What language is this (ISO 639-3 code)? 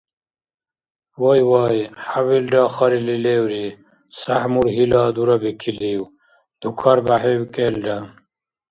dar